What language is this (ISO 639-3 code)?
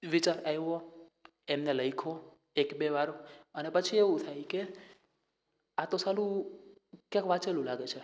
guj